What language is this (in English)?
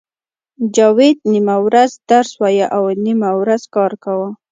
Pashto